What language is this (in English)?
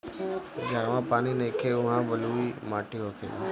Bhojpuri